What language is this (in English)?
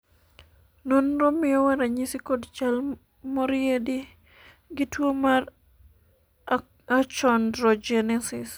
Luo (Kenya and Tanzania)